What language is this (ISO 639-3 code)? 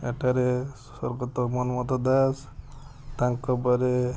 ori